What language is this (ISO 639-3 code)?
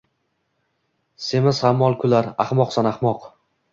uzb